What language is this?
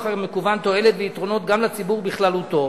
Hebrew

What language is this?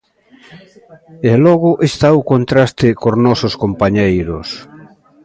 Galician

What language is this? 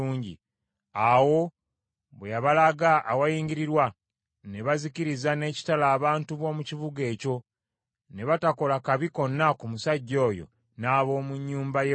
Ganda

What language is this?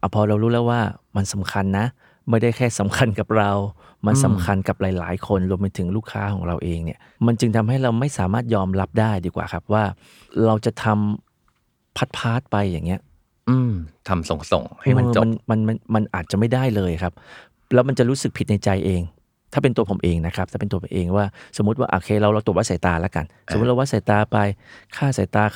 Thai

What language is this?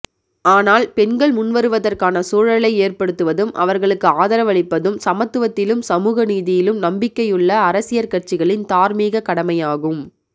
Tamil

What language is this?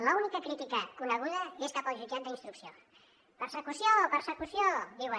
Catalan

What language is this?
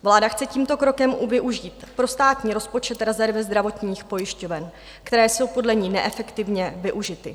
Czech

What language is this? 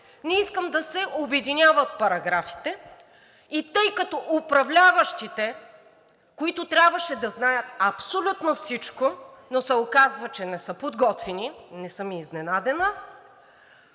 Bulgarian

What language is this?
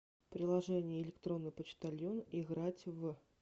Russian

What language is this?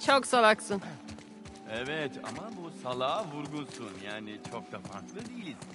Turkish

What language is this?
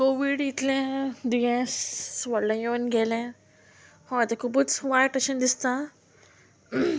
Konkani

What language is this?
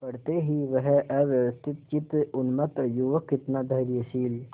Hindi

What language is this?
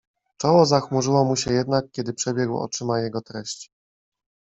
Polish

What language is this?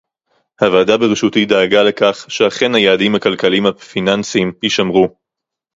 Hebrew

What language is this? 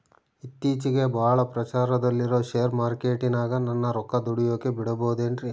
Kannada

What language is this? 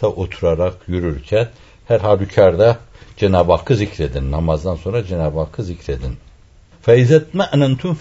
Turkish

